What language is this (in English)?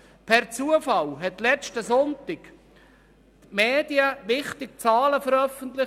Swiss German